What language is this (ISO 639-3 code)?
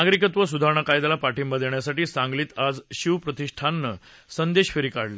mar